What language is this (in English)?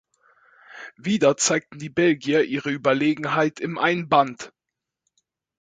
German